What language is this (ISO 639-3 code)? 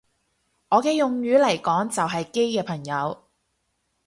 yue